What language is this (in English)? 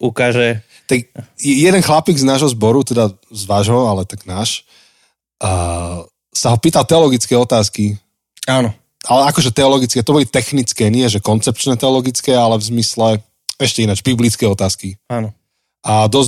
Slovak